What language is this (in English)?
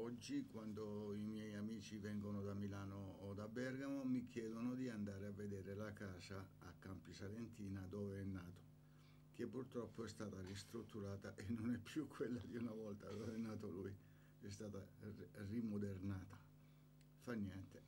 Italian